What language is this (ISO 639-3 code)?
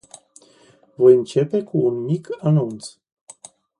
ron